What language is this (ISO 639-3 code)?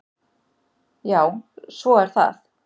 isl